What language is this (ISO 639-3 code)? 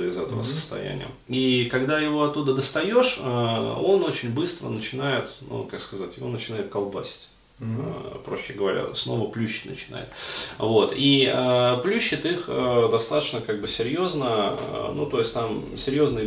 rus